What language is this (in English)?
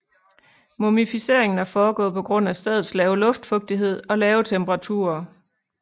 Danish